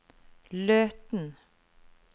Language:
Norwegian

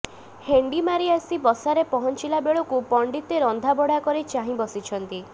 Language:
Odia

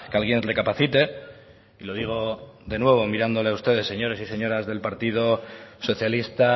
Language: Spanish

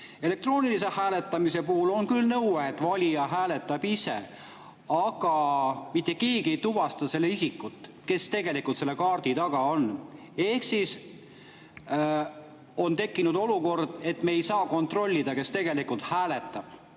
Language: Estonian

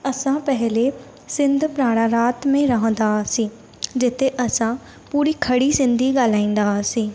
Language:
Sindhi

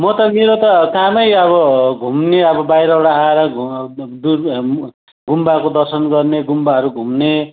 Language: Nepali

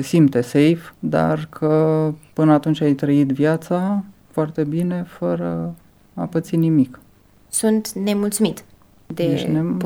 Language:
Romanian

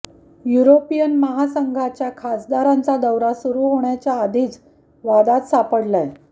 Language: Marathi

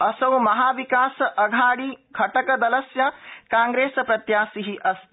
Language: Sanskrit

